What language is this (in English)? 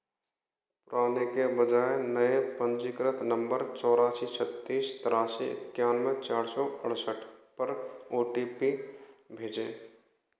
Hindi